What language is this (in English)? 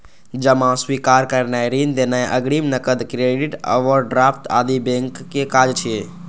Maithili